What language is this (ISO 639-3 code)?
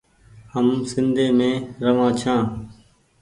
gig